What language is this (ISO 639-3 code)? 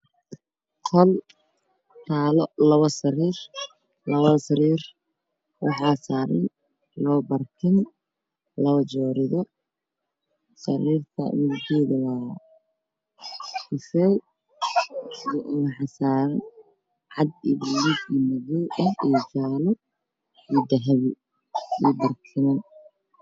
som